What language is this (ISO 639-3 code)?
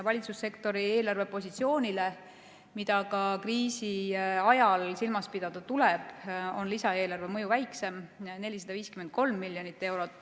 est